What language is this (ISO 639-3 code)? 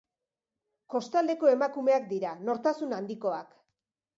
eus